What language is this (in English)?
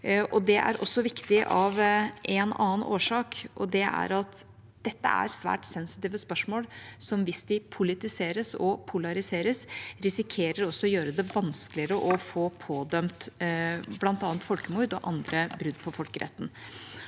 Norwegian